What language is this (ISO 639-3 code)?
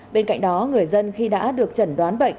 vie